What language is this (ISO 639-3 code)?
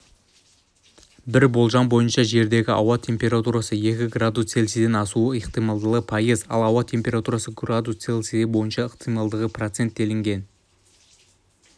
kaz